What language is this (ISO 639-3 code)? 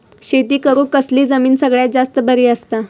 mar